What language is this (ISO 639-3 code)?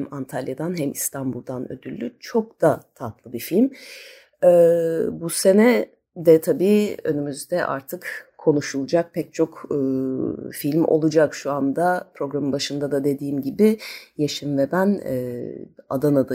tur